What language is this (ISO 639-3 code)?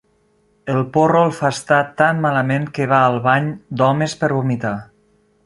cat